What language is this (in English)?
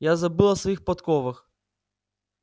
Russian